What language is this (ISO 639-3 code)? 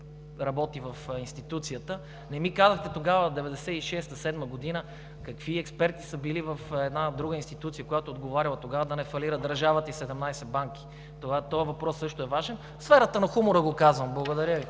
bul